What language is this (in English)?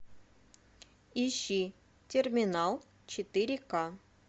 Russian